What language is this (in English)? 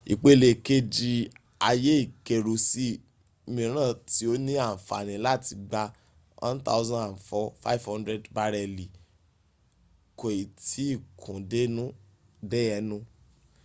Yoruba